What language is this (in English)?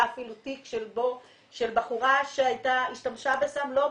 Hebrew